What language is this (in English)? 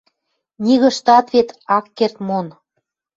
Western Mari